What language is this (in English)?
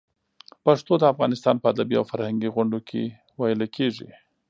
Pashto